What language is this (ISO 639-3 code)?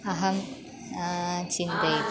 san